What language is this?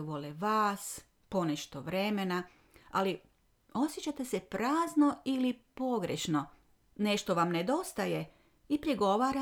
Croatian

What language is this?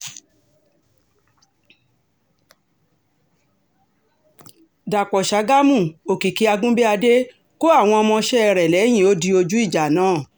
Yoruba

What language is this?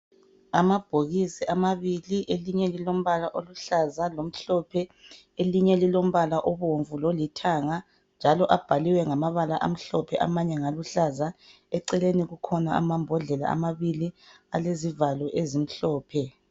North Ndebele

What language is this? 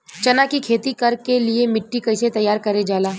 Bhojpuri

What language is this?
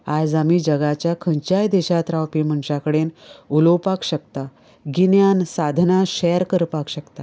Konkani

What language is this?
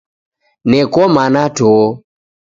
Taita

